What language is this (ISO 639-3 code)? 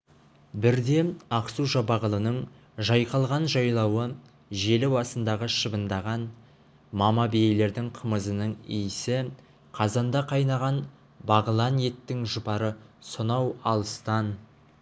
kaz